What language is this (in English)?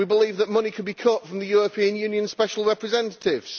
English